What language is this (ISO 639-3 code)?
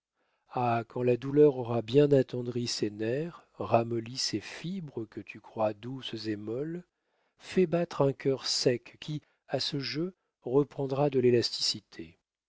fra